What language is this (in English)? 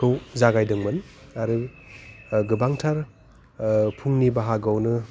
Bodo